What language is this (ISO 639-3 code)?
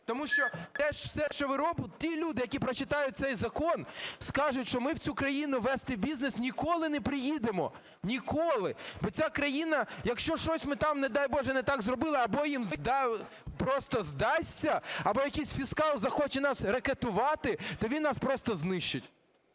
ukr